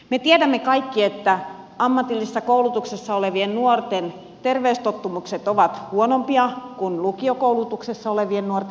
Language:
Finnish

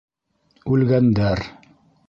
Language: Bashkir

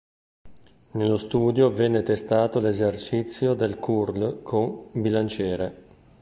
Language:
Italian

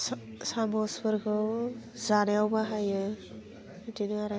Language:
Bodo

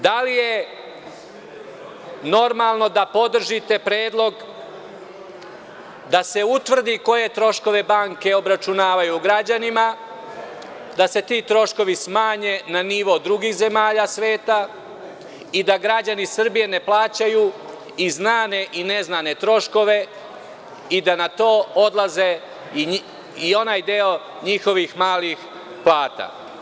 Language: Serbian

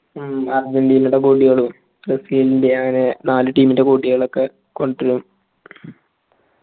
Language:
Malayalam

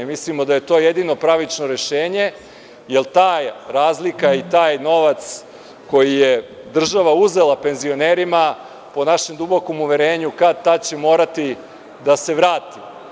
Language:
Serbian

